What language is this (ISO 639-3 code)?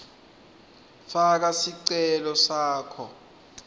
ssw